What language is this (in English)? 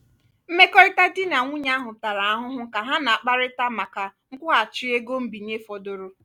Igbo